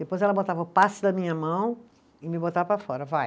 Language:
Portuguese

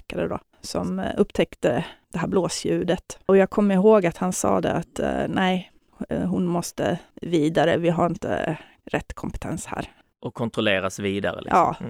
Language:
Swedish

